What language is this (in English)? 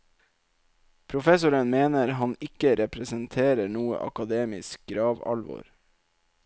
Norwegian